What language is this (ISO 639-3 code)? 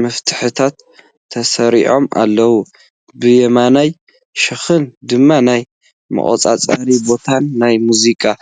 tir